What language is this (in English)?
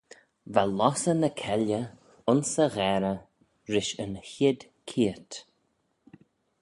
Manx